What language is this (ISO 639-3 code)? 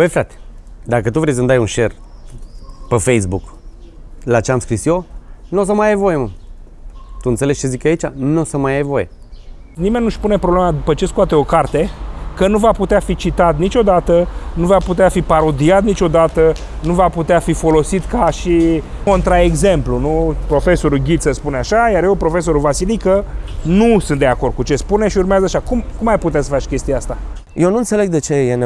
ron